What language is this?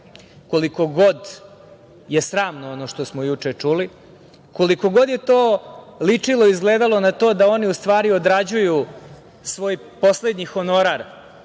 Serbian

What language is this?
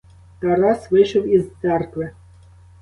Ukrainian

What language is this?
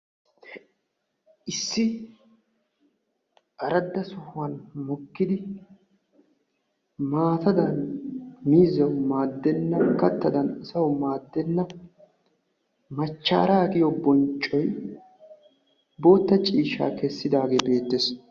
Wolaytta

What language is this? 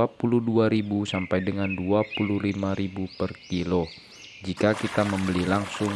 Indonesian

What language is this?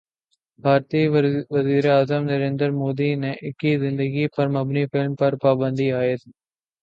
Urdu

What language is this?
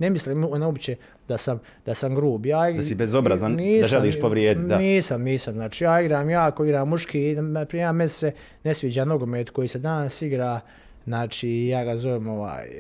Croatian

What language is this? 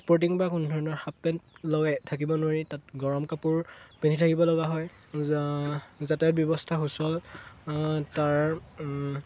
Assamese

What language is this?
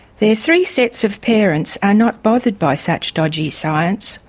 English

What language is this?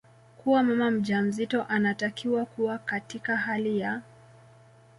Swahili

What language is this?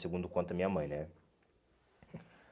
Portuguese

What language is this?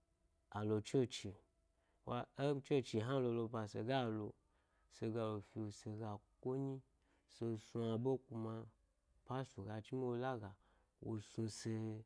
Gbari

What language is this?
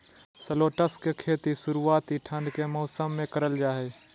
Magahi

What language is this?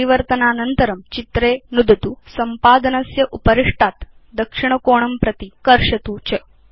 Sanskrit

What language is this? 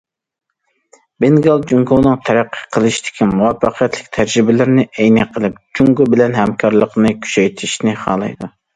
Uyghur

